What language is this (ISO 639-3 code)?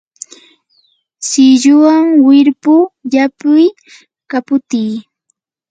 qur